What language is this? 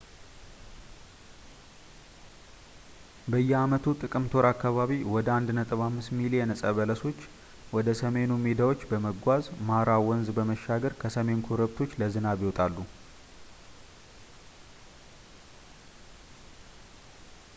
Amharic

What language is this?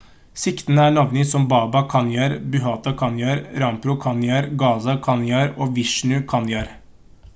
Norwegian Bokmål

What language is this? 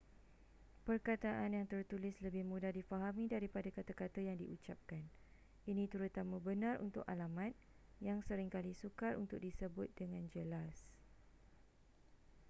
Malay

